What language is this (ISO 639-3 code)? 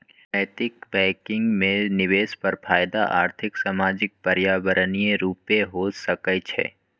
mag